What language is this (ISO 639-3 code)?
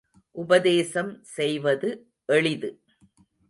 tam